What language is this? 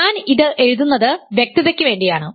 Malayalam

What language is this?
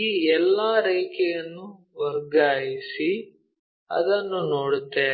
Kannada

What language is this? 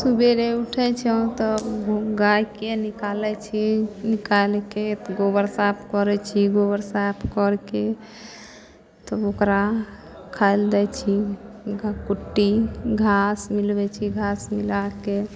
Maithili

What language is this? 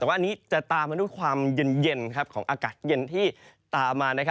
Thai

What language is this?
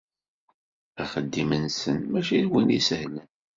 Kabyle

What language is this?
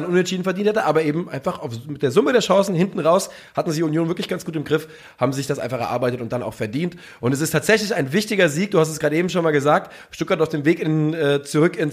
German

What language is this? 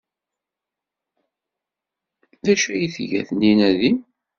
Kabyle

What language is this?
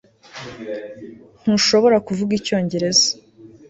Kinyarwanda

